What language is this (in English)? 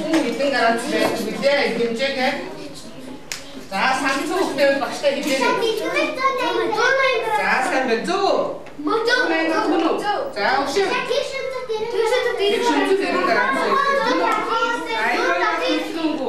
Bulgarian